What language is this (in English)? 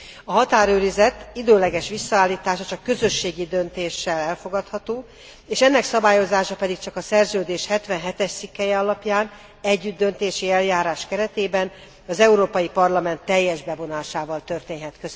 Hungarian